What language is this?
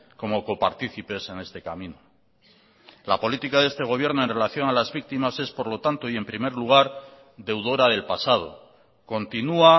Spanish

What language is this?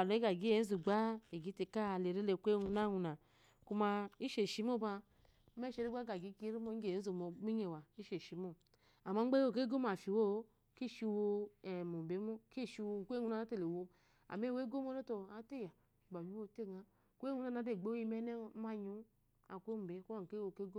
Eloyi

